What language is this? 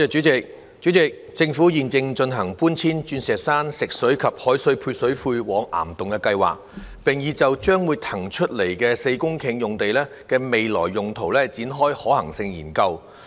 Cantonese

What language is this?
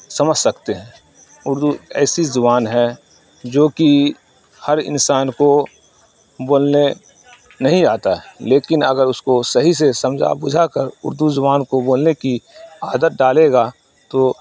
Urdu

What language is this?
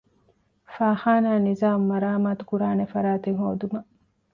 Divehi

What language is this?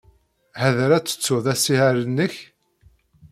Kabyle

